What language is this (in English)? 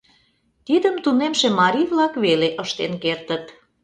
Mari